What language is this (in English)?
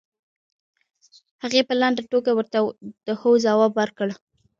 Pashto